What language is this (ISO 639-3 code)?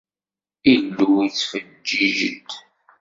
kab